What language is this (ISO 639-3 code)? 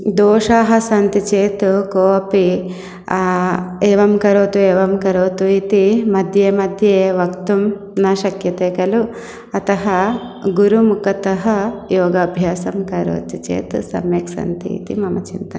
san